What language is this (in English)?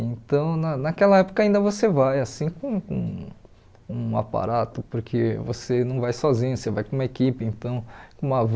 Portuguese